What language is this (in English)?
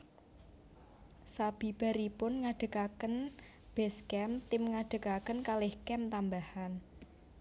Javanese